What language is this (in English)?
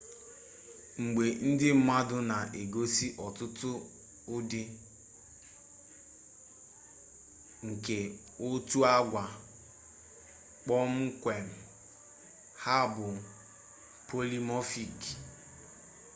Igbo